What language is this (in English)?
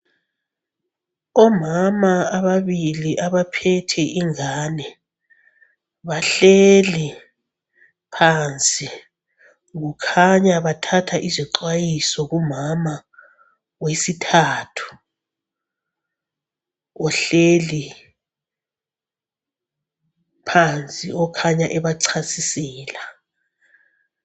North Ndebele